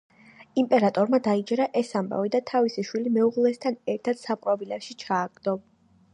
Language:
Georgian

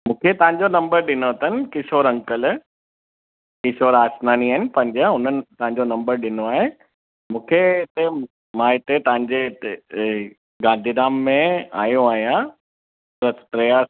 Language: Sindhi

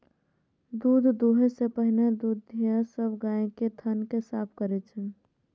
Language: Maithili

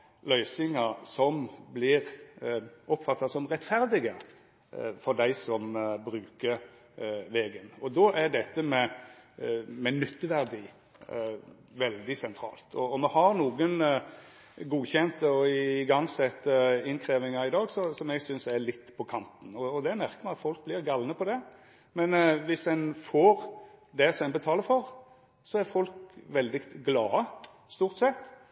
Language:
Norwegian Nynorsk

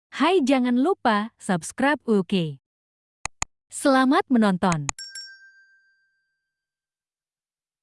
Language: Indonesian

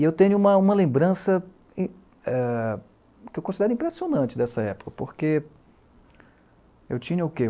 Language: Portuguese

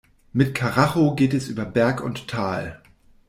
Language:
German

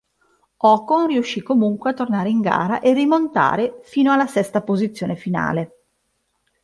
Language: Italian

